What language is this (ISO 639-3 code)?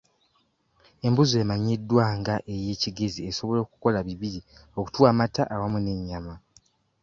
lug